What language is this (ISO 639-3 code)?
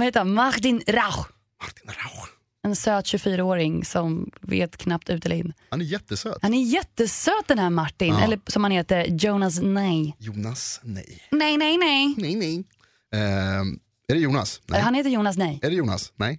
swe